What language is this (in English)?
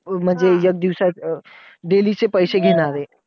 Marathi